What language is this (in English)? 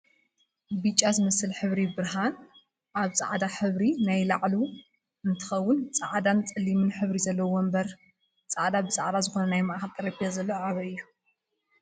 Tigrinya